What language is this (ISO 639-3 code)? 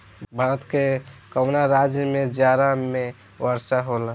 bho